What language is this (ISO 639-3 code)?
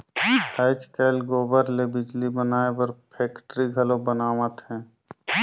hne